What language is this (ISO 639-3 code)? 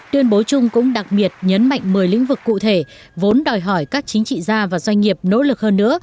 vie